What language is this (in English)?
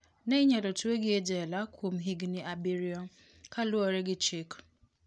Luo (Kenya and Tanzania)